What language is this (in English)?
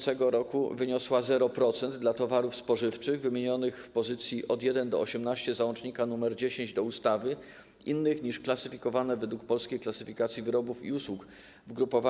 Polish